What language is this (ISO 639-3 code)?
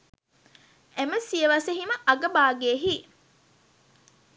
sin